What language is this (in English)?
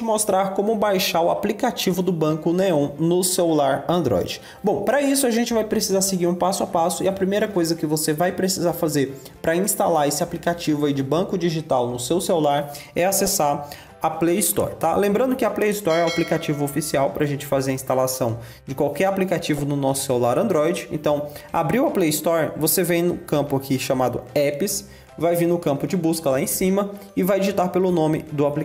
Portuguese